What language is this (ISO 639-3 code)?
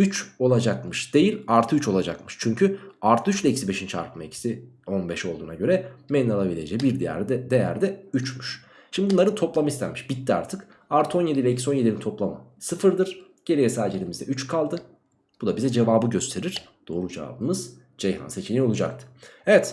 tur